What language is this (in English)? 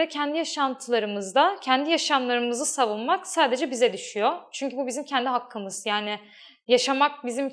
Turkish